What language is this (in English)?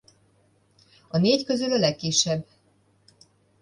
Hungarian